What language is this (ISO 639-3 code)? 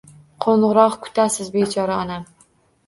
uzb